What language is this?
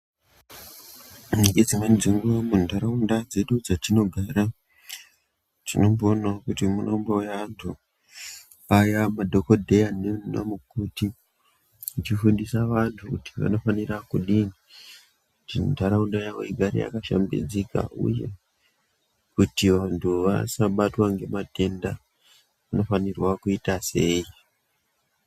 Ndau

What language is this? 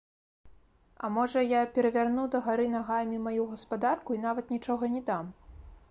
Belarusian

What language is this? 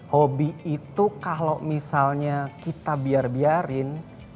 Indonesian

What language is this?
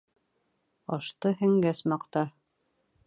Bashkir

